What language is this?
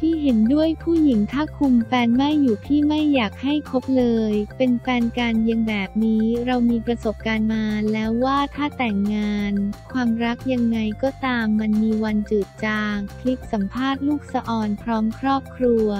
Thai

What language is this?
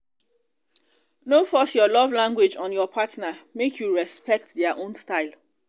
Nigerian Pidgin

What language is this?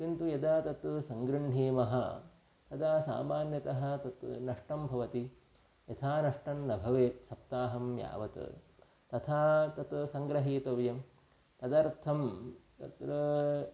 Sanskrit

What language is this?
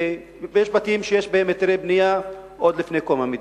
Hebrew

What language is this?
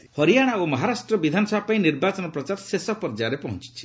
Odia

